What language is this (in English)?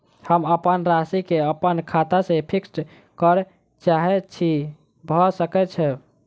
Maithili